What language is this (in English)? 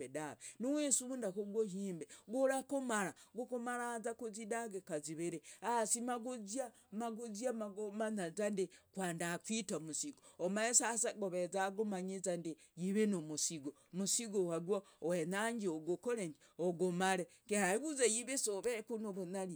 Logooli